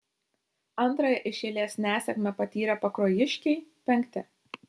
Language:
Lithuanian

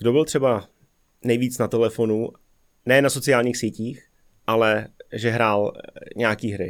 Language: Czech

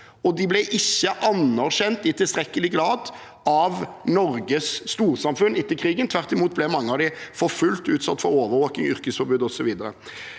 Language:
Norwegian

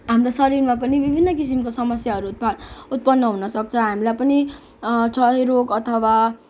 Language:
Nepali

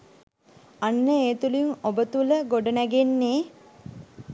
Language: Sinhala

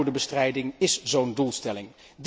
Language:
Dutch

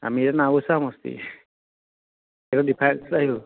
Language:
Assamese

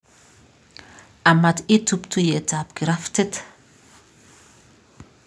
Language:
Kalenjin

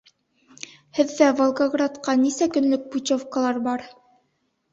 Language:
Bashkir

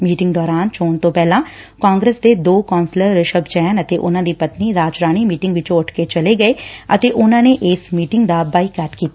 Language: Punjabi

